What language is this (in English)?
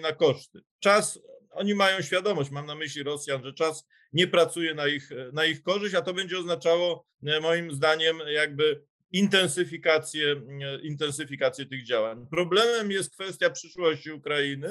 Polish